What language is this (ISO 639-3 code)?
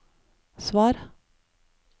nor